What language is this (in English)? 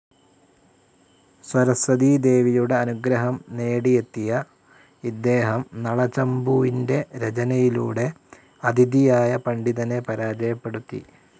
Malayalam